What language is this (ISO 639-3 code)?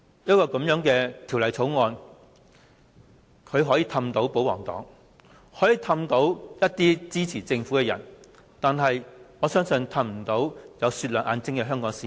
yue